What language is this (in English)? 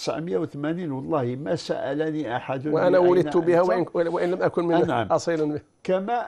Arabic